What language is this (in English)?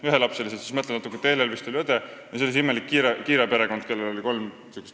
Estonian